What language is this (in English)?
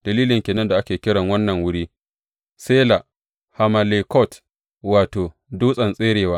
Hausa